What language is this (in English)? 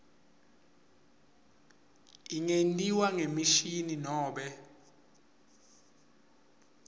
Swati